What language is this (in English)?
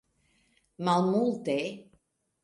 Esperanto